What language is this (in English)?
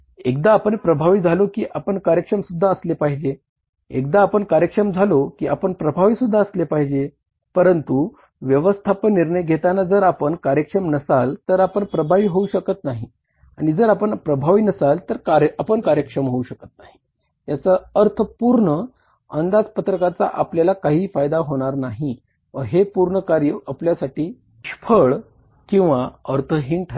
Marathi